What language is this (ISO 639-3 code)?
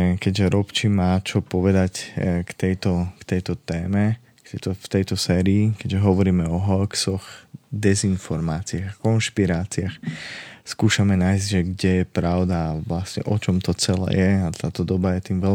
slk